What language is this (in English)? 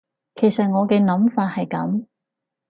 Cantonese